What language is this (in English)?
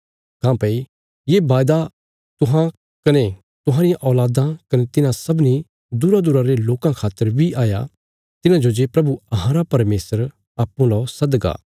Bilaspuri